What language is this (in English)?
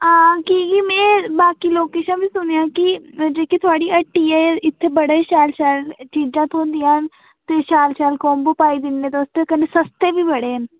Dogri